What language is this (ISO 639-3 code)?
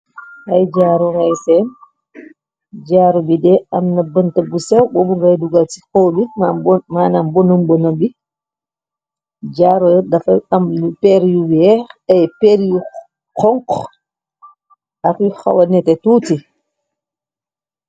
wol